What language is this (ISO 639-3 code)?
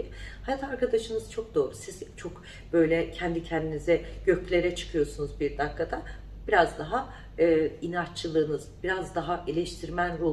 tur